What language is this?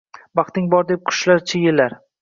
Uzbek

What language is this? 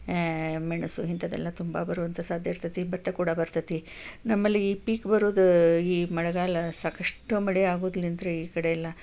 Kannada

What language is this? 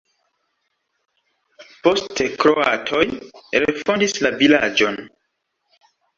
Esperanto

